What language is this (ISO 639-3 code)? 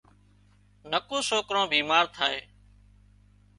kxp